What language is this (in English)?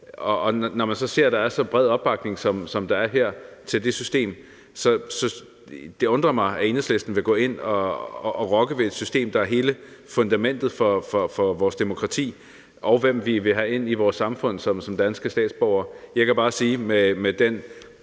Danish